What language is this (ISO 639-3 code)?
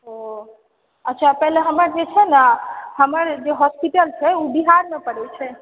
mai